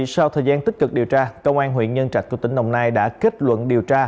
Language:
Vietnamese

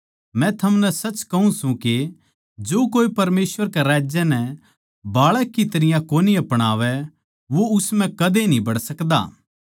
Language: Haryanvi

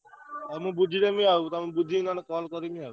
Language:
Odia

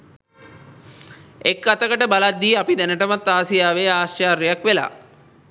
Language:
Sinhala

